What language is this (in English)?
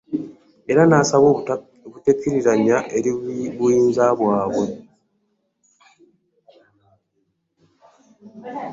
Ganda